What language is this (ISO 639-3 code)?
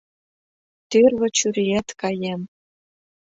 chm